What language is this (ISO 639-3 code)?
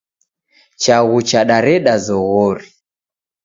dav